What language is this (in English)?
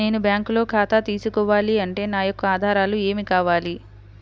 Telugu